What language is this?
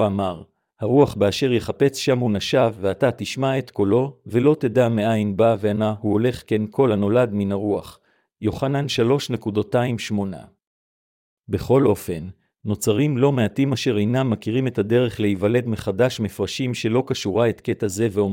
Hebrew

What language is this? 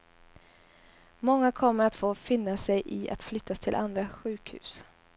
Swedish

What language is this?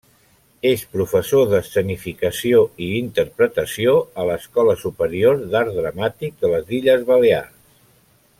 Catalan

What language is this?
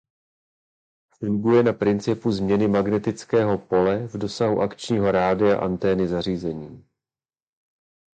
Czech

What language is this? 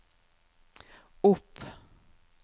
Norwegian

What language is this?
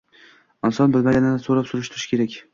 Uzbek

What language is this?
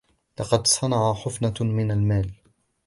Arabic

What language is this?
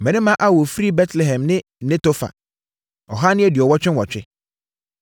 Akan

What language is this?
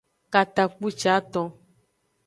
Aja (Benin)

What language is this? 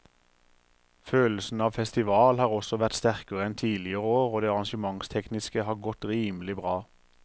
Norwegian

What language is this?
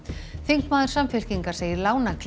Icelandic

